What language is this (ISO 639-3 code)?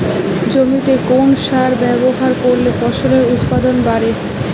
ben